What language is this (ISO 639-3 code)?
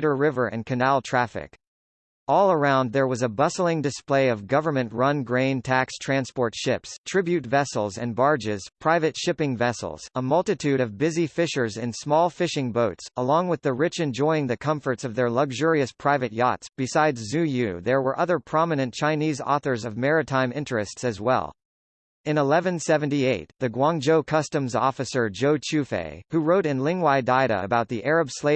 eng